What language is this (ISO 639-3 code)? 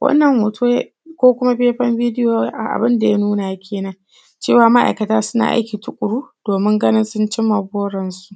hau